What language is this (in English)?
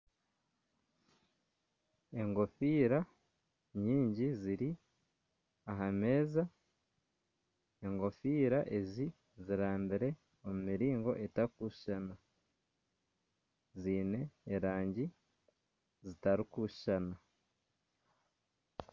Nyankole